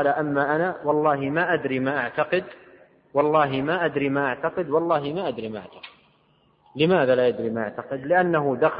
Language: Arabic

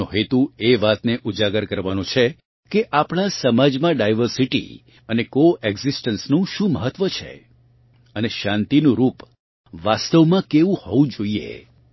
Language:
Gujarati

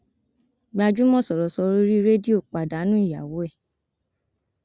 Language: Yoruba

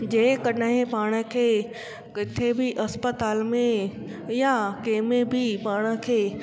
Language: Sindhi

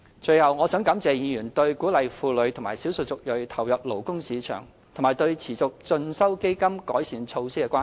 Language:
Cantonese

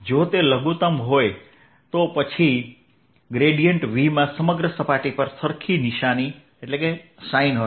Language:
Gujarati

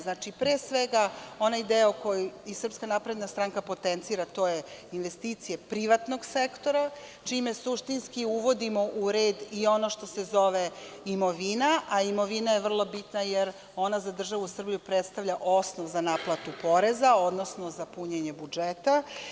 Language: Serbian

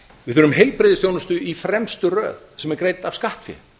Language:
Icelandic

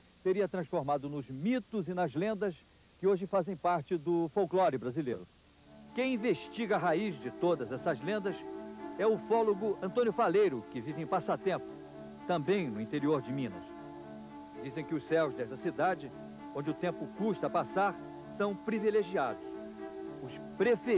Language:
Portuguese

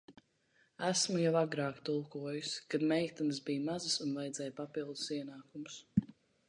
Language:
Latvian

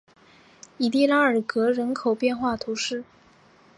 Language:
Chinese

